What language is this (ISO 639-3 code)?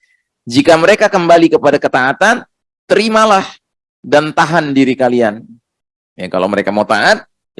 ind